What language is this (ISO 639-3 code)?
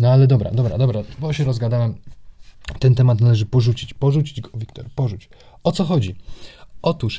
pol